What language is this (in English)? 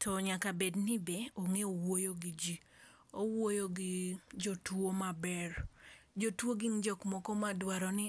Luo (Kenya and Tanzania)